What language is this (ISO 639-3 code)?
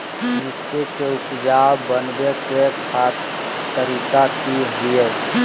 mag